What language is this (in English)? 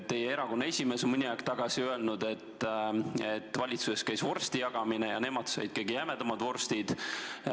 Estonian